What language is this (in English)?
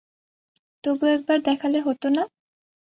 Bangla